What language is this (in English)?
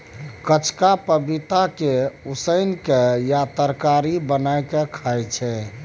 Maithili